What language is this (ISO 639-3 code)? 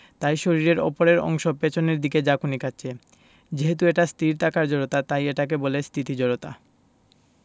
ben